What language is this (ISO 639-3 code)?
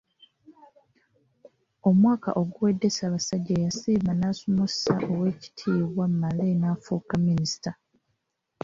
lug